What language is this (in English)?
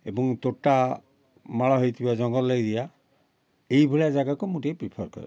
Odia